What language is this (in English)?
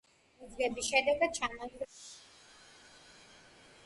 Georgian